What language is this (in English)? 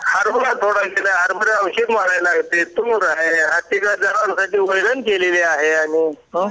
Marathi